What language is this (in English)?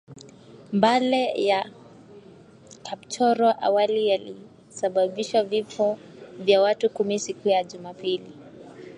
Swahili